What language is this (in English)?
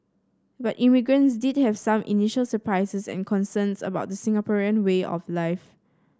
English